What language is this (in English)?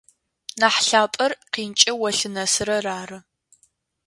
Adyghe